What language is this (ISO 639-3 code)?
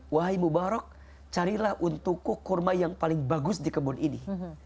ind